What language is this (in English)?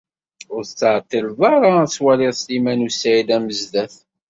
Kabyle